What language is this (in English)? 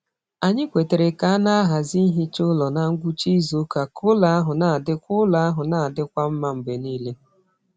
Igbo